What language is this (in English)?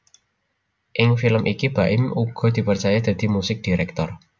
Javanese